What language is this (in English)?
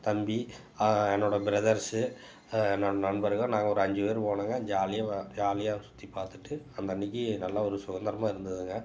Tamil